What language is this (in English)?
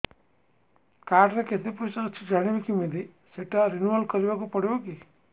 Odia